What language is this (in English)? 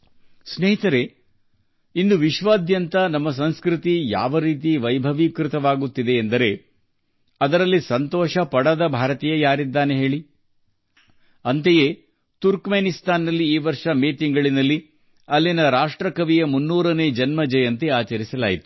Kannada